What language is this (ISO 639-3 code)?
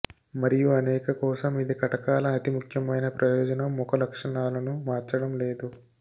tel